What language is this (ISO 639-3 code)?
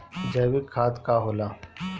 bho